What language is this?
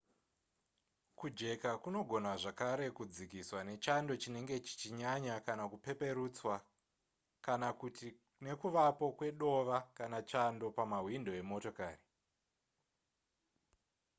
Shona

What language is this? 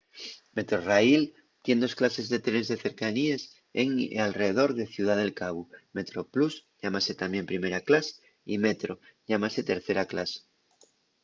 Asturian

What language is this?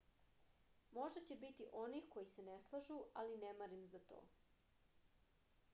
Serbian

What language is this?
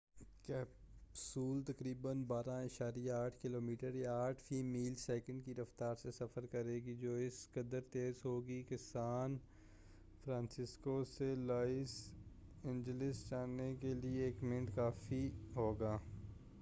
Urdu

